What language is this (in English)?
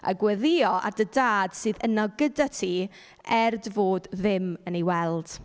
Welsh